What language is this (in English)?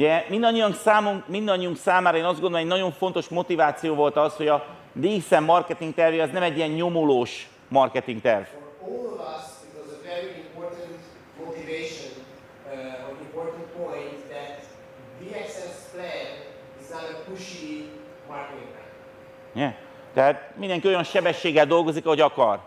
Hungarian